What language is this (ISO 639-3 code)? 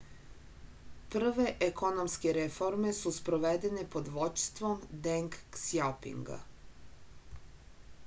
srp